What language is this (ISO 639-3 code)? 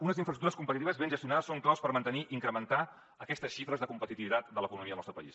cat